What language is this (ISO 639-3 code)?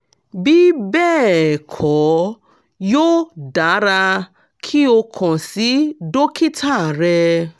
yor